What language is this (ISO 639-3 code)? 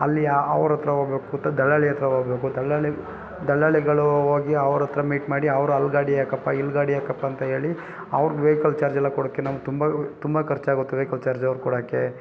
kan